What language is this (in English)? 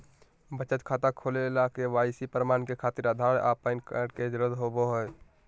Magahi